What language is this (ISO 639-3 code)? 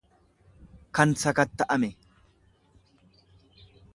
orm